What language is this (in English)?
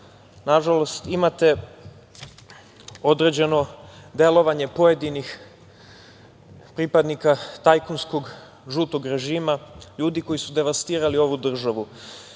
Serbian